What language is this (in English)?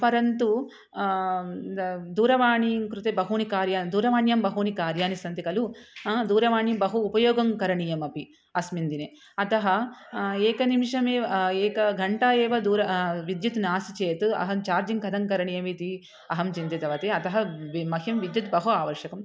Sanskrit